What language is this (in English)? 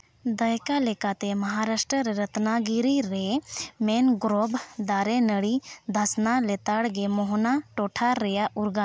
Santali